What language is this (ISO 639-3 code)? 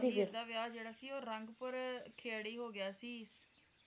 pan